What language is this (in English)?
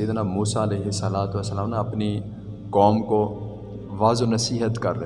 Urdu